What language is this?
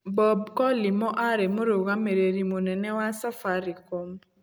Kikuyu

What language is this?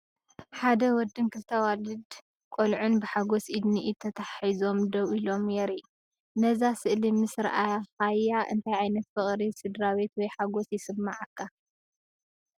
Tigrinya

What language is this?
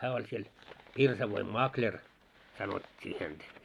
Finnish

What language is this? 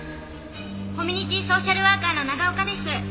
Japanese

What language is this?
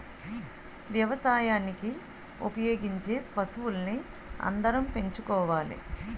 Telugu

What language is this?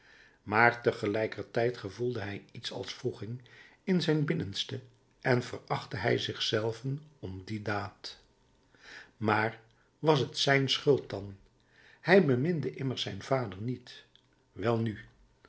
Dutch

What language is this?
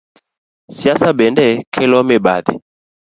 Luo (Kenya and Tanzania)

